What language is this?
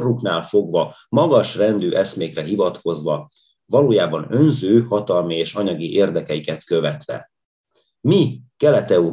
Hungarian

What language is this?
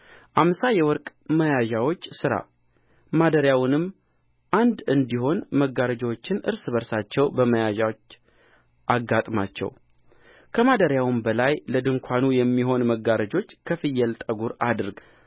Amharic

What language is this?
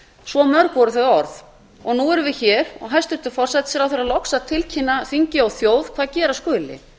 Icelandic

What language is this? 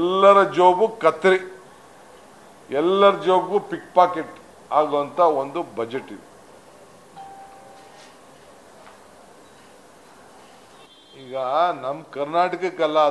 Romanian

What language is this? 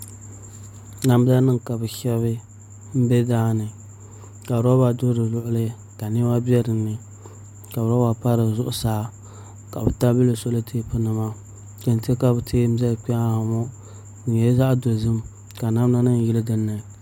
Dagbani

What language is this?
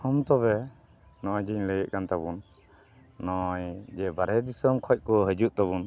Santali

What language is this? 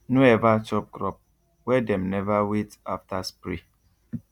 Nigerian Pidgin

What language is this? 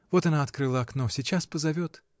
Russian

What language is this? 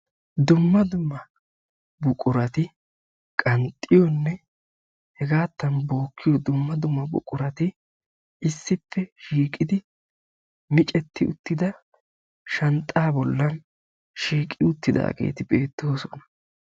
Wolaytta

